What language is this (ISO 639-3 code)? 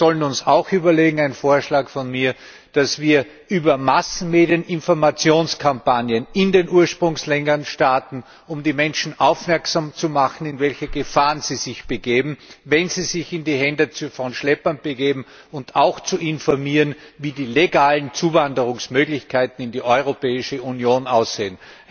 deu